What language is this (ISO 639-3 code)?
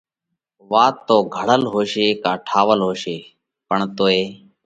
kvx